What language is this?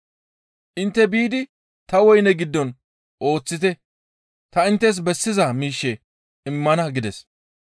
Gamo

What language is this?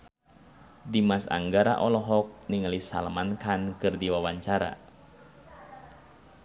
Sundanese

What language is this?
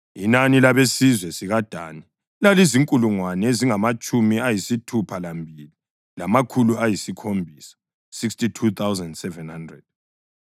North Ndebele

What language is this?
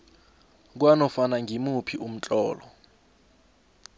South Ndebele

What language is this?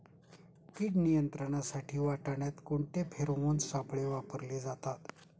Marathi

